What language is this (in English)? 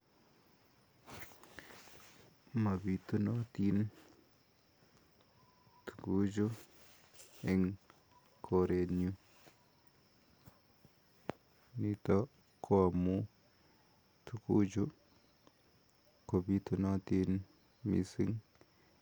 Kalenjin